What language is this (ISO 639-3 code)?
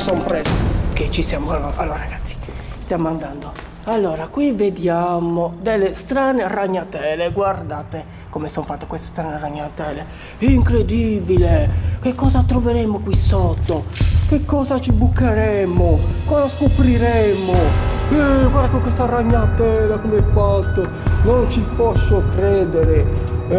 ita